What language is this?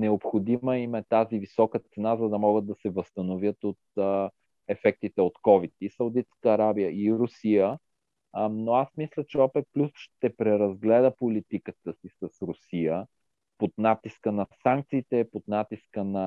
Bulgarian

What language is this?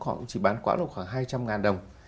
Vietnamese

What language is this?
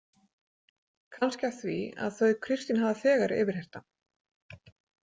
Icelandic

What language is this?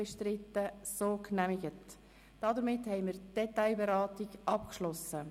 Swiss German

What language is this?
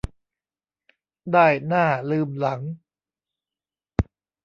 Thai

